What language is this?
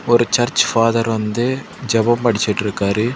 Tamil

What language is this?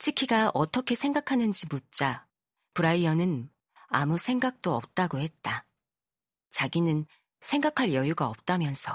Korean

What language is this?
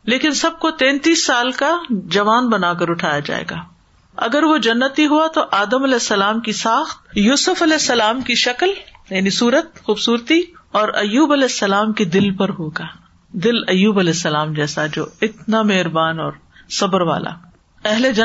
Urdu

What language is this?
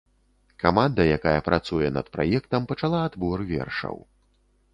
Belarusian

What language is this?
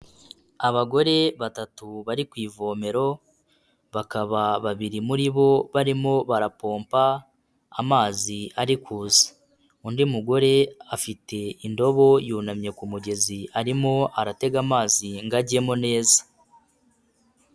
Kinyarwanda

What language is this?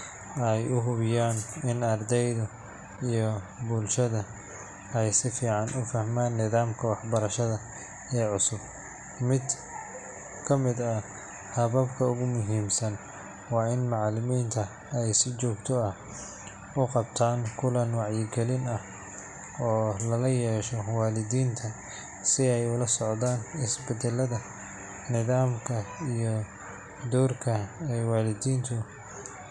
Somali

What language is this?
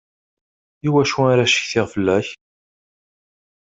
Kabyle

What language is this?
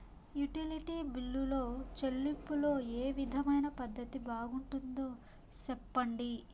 Telugu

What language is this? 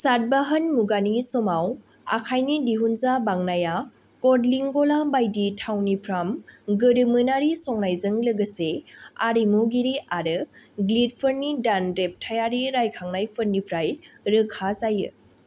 Bodo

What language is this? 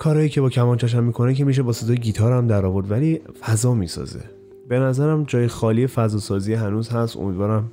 Persian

